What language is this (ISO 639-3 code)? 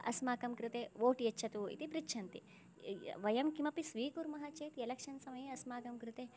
san